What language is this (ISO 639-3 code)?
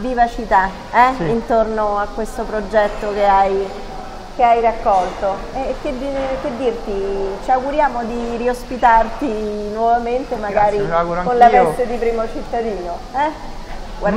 ita